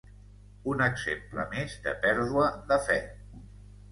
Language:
Catalan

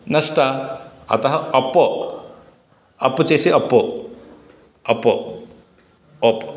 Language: Sanskrit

